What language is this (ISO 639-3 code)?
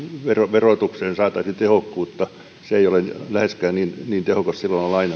fin